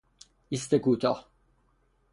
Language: Persian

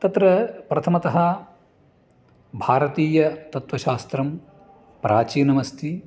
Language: Sanskrit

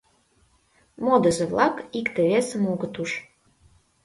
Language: Mari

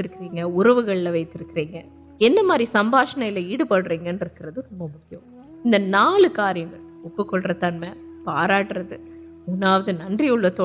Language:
Urdu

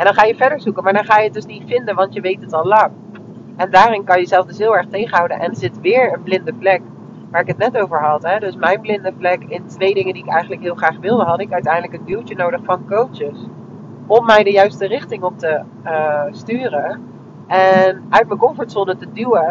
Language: Dutch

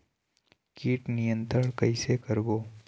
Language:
Chhattisgarhi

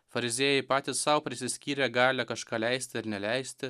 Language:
Lithuanian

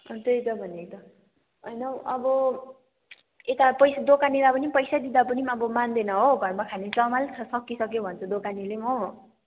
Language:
Nepali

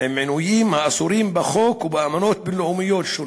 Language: Hebrew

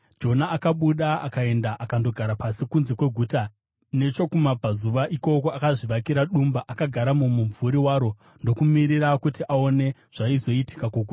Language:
Shona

